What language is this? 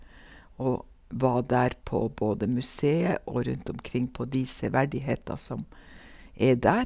Norwegian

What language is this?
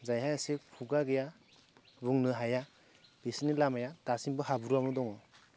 Bodo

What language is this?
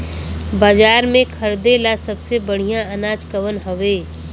Bhojpuri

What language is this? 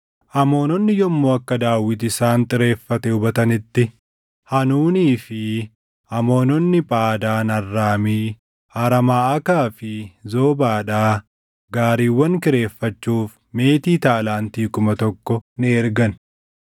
Oromo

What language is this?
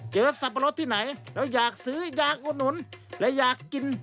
Thai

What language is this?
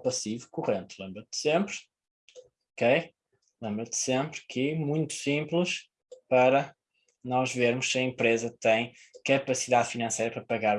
Portuguese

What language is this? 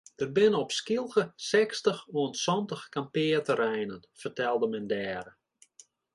Western Frisian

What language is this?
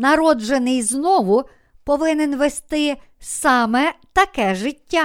Ukrainian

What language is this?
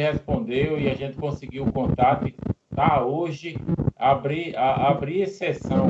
Portuguese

